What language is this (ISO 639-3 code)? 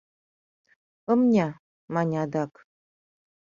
chm